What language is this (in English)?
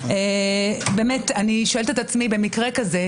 Hebrew